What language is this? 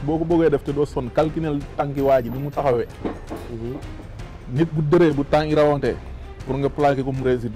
French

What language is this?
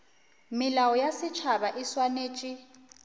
Northern Sotho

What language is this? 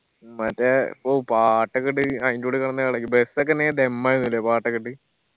Malayalam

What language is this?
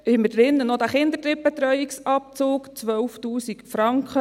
Swiss German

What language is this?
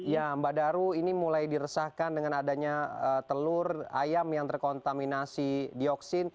Indonesian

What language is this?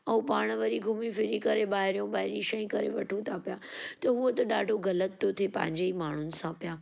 Sindhi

